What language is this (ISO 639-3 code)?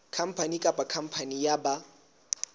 sot